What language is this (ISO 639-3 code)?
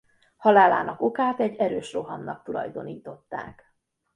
hun